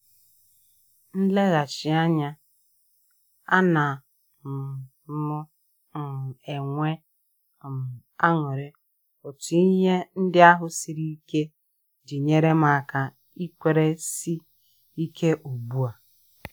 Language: Igbo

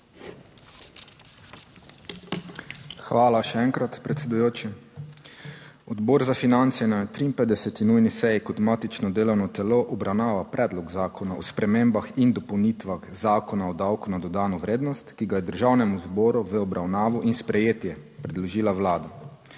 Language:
Slovenian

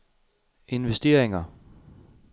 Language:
Danish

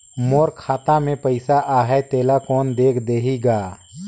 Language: Chhattisgarhi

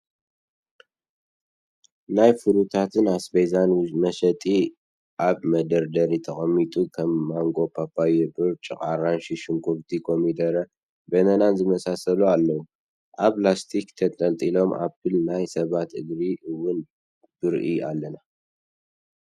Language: Tigrinya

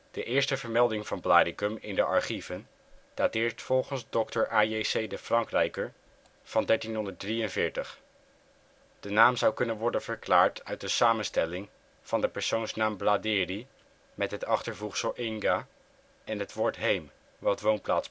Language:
Dutch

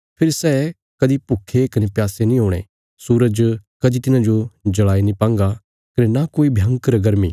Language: Bilaspuri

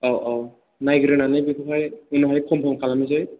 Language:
Bodo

